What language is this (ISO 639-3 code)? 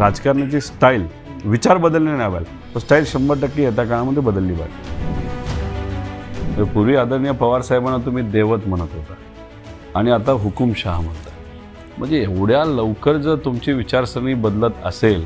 mar